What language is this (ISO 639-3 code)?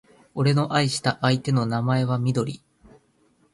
jpn